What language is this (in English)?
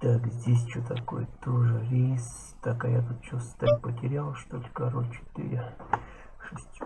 Russian